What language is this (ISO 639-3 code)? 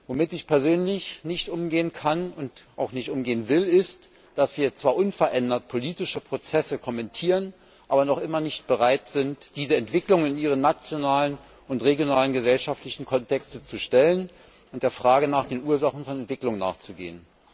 deu